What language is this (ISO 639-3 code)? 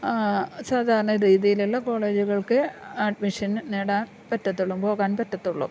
mal